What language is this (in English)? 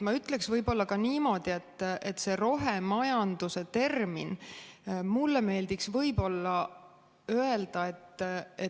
Estonian